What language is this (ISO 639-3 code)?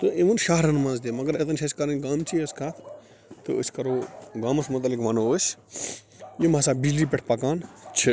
kas